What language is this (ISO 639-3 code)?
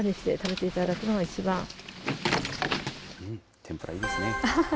jpn